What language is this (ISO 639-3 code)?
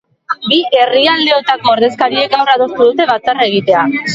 eus